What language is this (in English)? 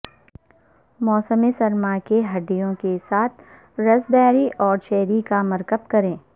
Urdu